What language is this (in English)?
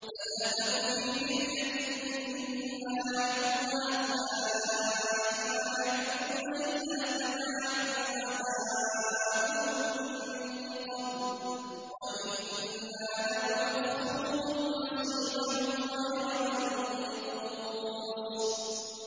Arabic